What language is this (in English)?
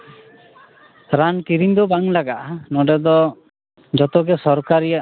Santali